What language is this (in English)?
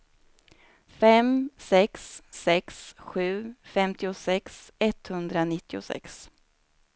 Swedish